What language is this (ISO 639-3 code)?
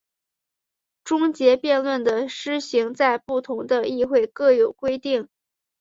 zho